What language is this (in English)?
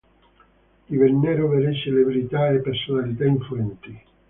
Italian